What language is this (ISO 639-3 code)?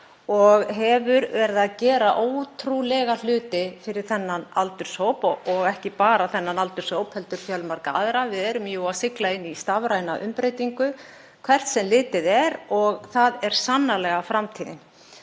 isl